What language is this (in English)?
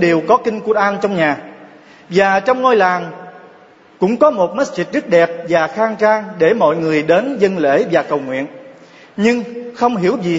Vietnamese